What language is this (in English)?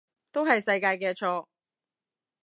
Cantonese